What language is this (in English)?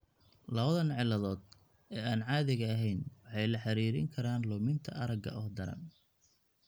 Somali